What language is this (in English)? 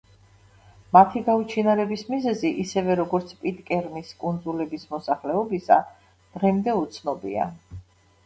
Georgian